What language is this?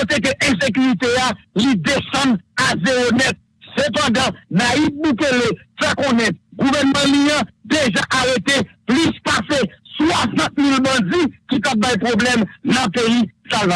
French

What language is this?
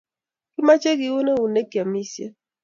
Kalenjin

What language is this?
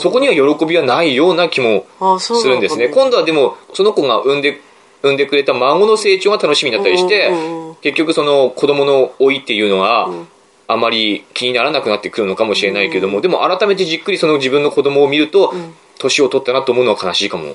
Japanese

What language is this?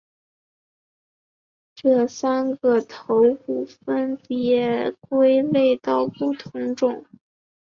Chinese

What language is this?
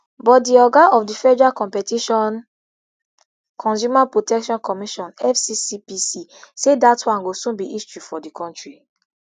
Nigerian Pidgin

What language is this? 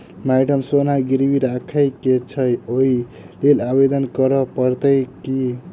Maithili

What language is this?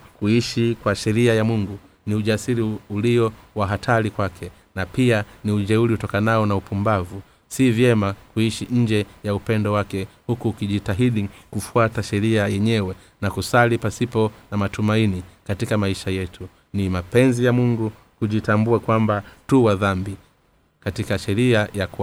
Swahili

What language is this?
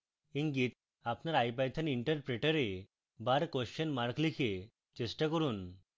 Bangla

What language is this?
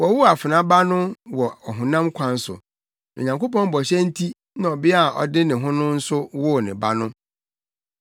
Akan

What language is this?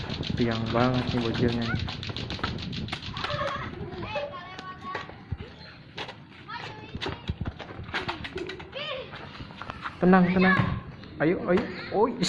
Indonesian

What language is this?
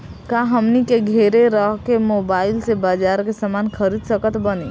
Bhojpuri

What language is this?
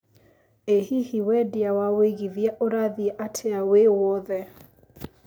Kikuyu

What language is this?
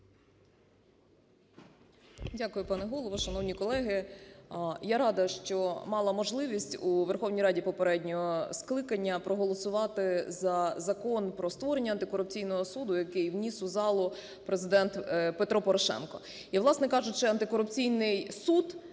Ukrainian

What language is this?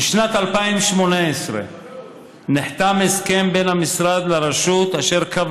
Hebrew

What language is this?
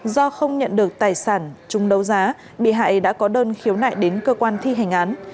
Vietnamese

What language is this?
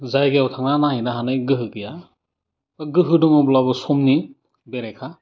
Bodo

